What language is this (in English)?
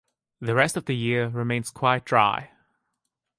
English